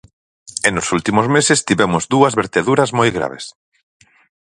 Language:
Galician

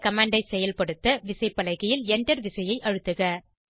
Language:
Tamil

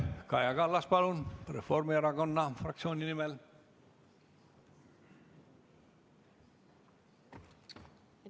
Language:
Estonian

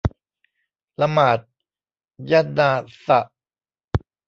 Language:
Thai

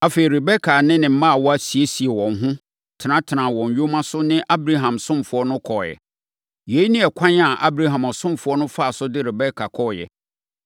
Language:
Akan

